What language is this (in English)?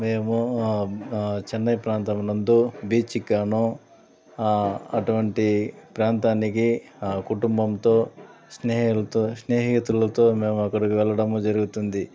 Telugu